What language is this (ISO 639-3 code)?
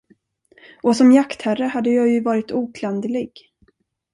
swe